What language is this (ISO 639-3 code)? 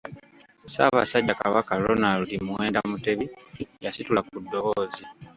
lug